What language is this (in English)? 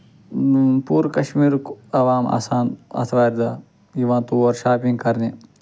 Kashmiri